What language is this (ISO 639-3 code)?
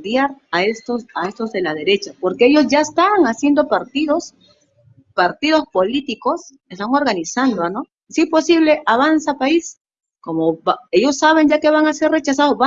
spa